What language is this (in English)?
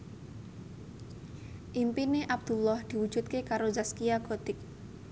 Javanese